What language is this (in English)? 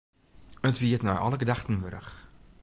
Western Frisian